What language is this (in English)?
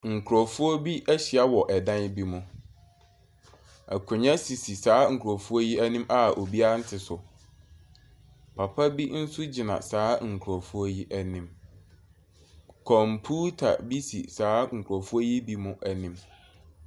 Akan